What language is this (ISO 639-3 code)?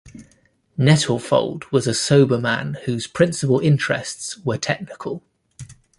eng